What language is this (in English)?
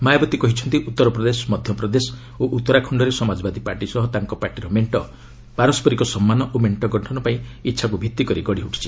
Odia